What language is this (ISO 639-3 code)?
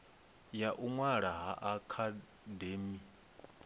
ven